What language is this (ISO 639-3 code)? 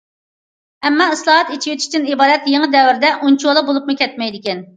uig